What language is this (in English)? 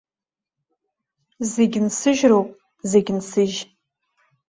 Abkhazian